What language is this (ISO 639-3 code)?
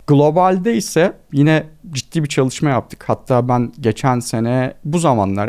tur